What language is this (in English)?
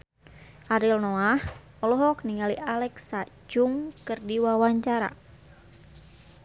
Sundanese